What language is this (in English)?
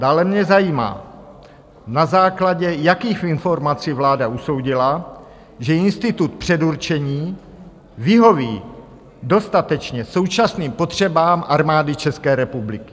Czech